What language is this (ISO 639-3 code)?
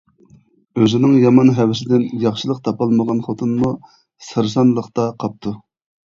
uig